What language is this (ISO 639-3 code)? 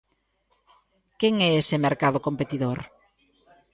glg